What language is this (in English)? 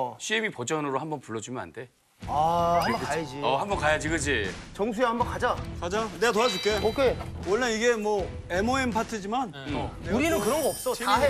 Korean